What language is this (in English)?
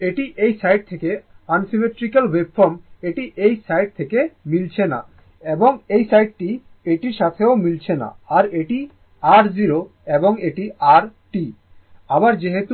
Bangla